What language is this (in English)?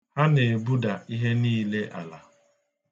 Igbo